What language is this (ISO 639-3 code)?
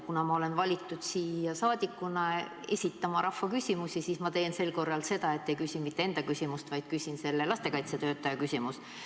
est